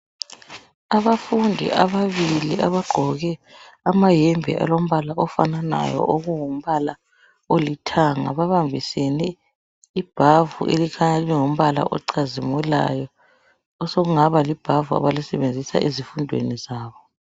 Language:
North Ndebele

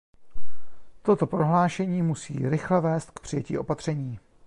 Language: Czech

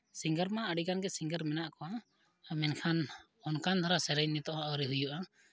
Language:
Santali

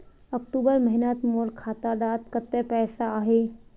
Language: Magahi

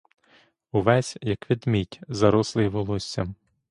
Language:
Ukrainian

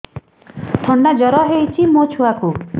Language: Odia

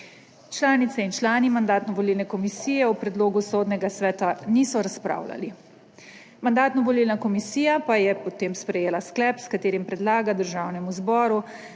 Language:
Slovenian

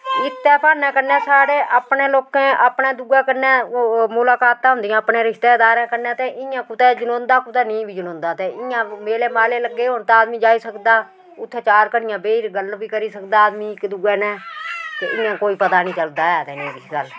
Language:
Dogri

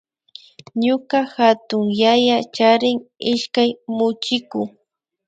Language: Imbabura Highland Quichua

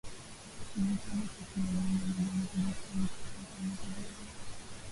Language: Swahili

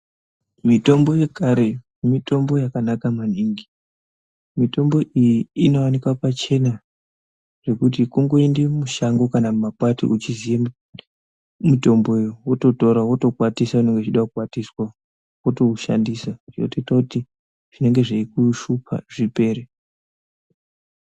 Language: Ndau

